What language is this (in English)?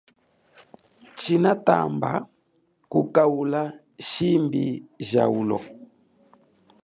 Chokwe